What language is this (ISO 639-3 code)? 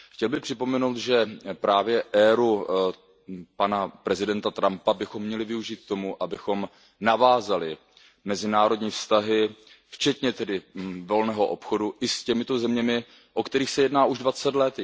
ces